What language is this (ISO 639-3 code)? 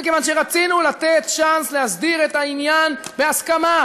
heb